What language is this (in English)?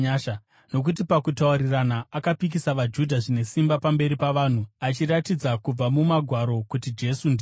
Shona